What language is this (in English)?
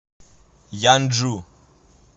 Russian